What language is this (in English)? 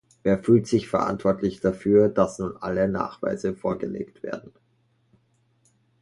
German